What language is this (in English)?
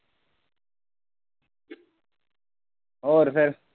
Punjabi